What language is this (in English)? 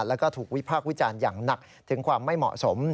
Thai